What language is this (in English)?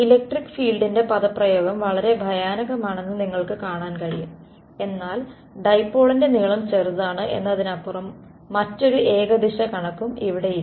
Malayalam